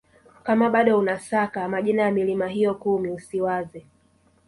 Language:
Swahili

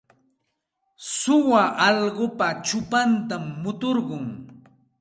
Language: Santa Ana de Tusi Pasco Quechua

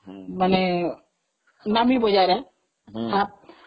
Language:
Odia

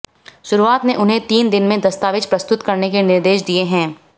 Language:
Hindi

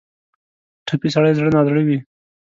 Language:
Pashto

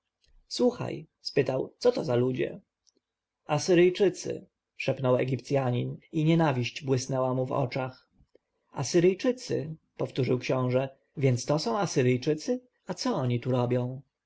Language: Polish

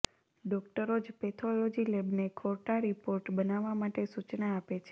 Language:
Gujarati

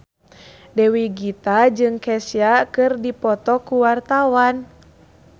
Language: Sundanese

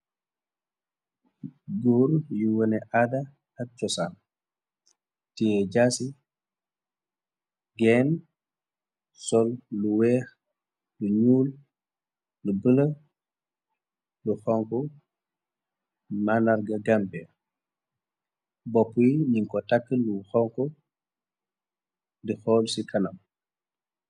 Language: Wolof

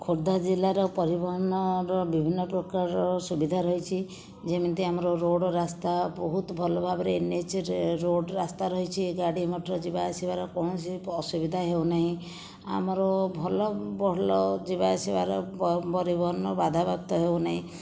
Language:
Odia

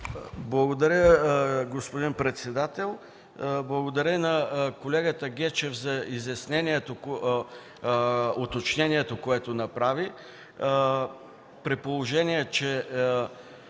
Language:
Bulgarian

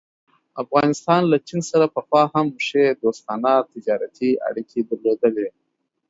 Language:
Pashto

